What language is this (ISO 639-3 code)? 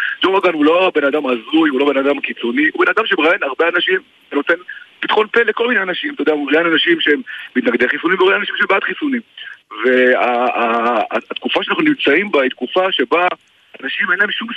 heb